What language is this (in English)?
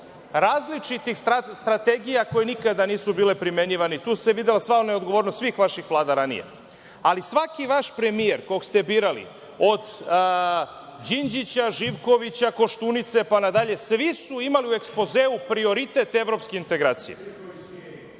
Serbian